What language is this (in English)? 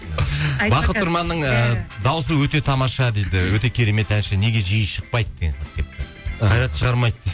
Kazakh